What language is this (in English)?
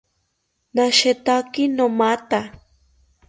South Ucayali Ashéninka